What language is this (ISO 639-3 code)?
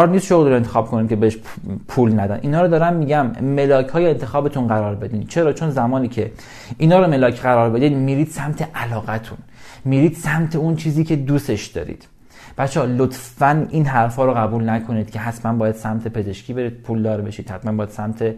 fas